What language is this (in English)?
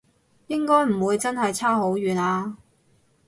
Cantonese